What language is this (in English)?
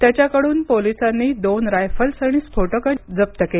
Marathi